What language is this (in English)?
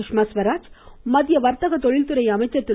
Tamil